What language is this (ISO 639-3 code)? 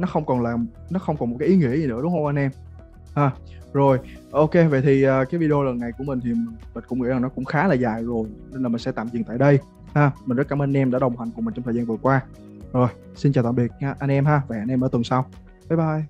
vie